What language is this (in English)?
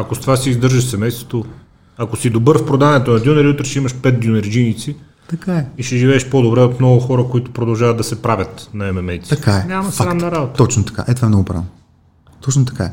Bulgarian